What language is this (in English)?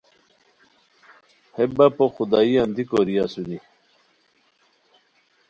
Khowar